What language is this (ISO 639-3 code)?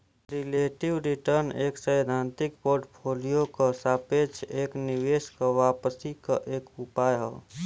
bho